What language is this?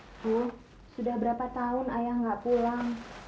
Indonesian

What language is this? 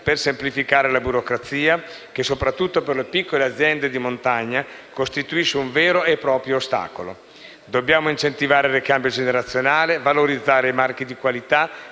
Italian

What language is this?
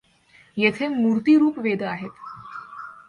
Marathi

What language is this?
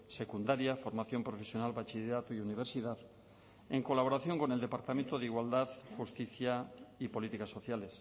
Spanish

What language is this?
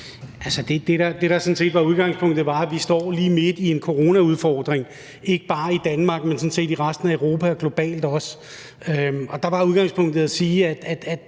Danish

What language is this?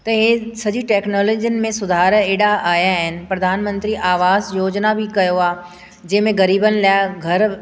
Sindhi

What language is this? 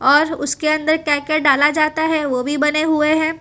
Hindi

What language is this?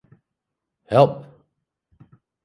Western Frisian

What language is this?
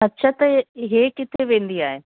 Sindhi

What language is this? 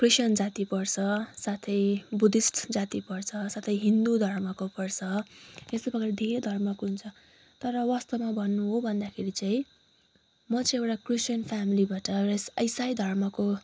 Nepali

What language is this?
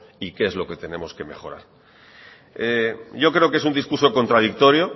Spanish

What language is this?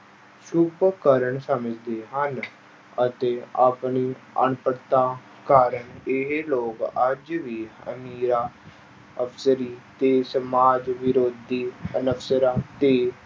Punjabi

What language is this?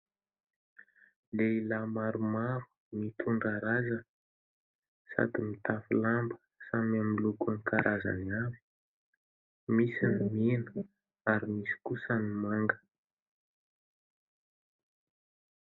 Malagasy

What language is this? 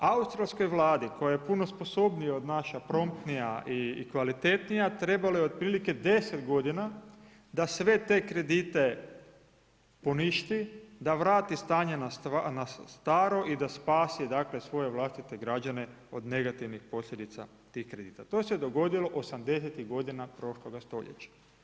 Croatian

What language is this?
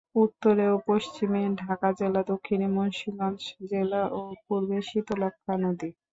Bangla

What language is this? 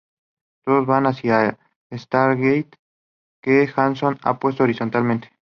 Spanish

